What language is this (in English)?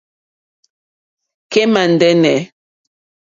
Mokpwe